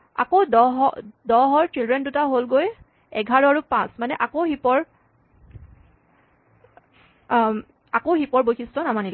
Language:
Assamese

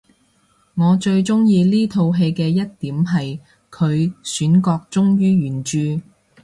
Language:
Cantonese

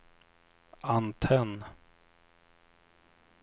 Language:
Swedish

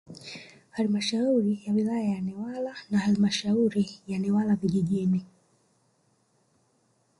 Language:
Swahili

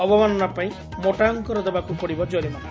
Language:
Odia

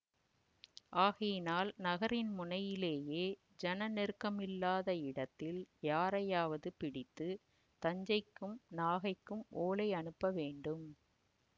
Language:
Tamil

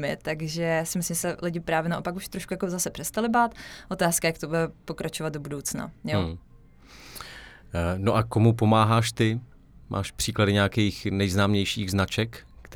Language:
Czech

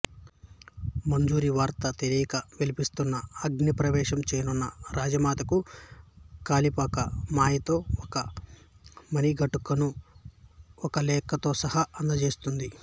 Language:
Telugu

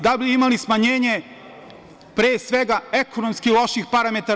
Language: Serbian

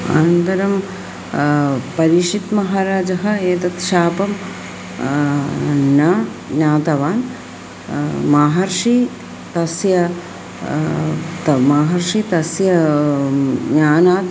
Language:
Sanskrit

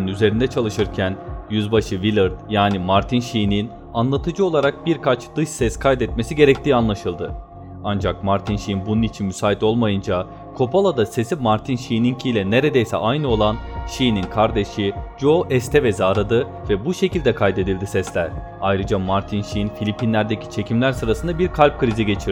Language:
Turkish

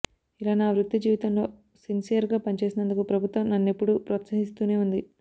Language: Telugu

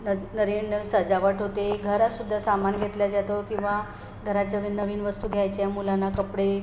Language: Marathi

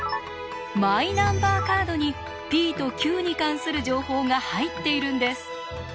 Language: Japanese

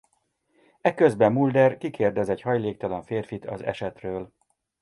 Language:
Hungarian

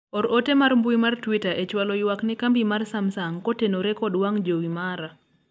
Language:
Luo (Kenya and Tanzania)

